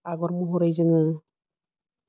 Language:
Bodo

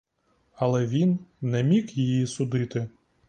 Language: Ukrainian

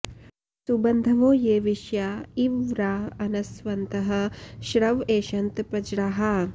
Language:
Sanskrit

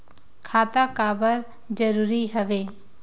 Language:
Chhattisgarhi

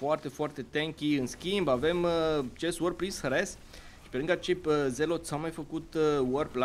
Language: Romanian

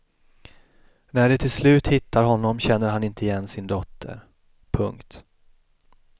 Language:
Swedish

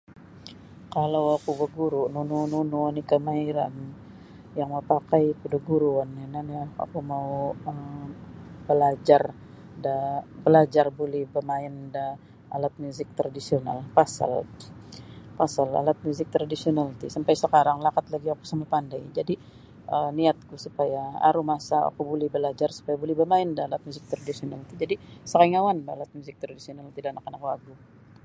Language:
Sabah Bisaya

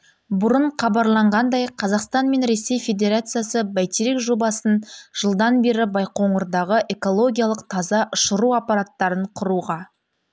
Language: Kazakh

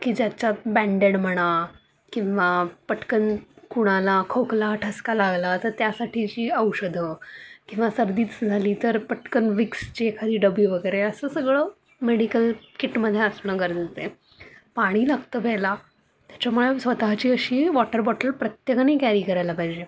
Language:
Marathi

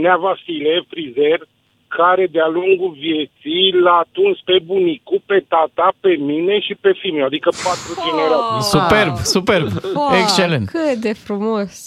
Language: Romanian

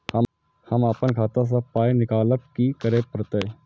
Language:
Maithili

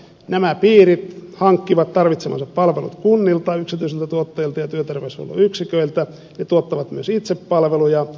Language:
Finnish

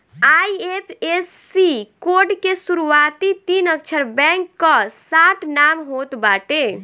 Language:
Bhojpuri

